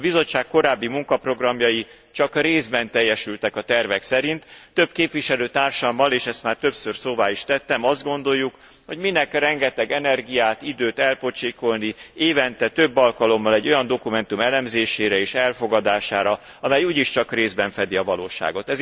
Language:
Hungarian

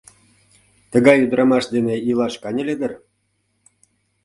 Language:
Mari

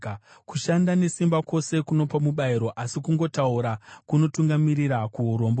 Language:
Shona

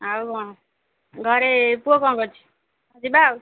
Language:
Odia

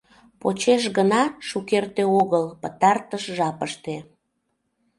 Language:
Mari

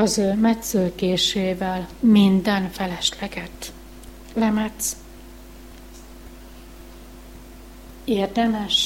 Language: Hungarian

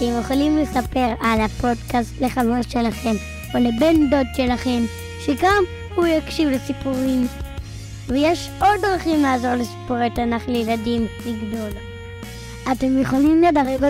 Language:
Hebrew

